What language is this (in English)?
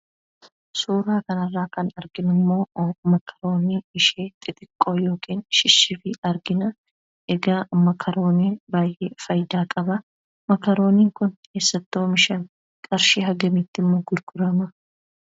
Oromo